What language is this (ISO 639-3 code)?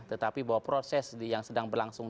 ind